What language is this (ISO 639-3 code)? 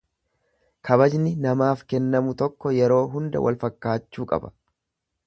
orm